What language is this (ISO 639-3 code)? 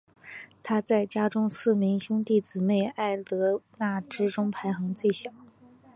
zho